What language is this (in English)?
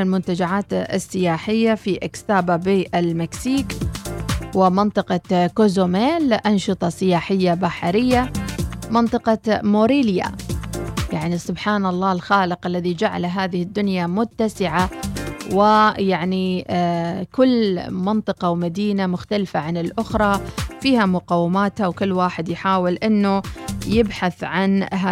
Arabic